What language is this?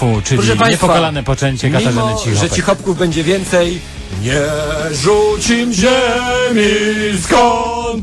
Polish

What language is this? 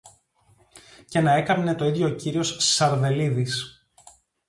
Greek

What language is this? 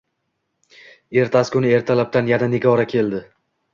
Uzbek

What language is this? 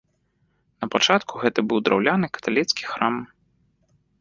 Belarusian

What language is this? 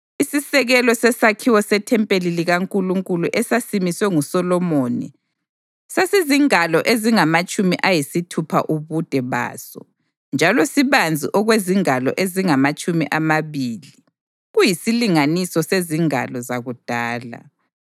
North Ndebele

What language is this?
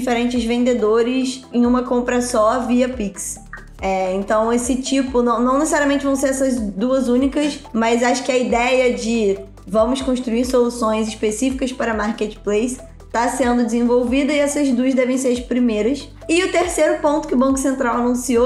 Portuguese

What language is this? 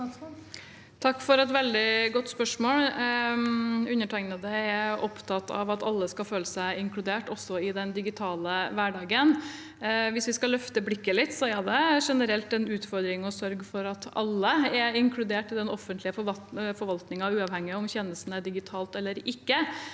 Norwegian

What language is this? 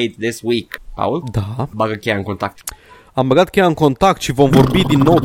Romanian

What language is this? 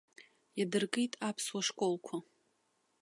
Abkhazian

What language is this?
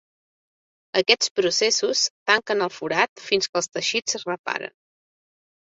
Catalan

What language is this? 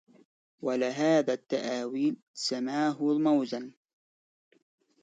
Arabic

